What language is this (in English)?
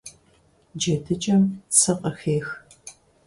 Kabardian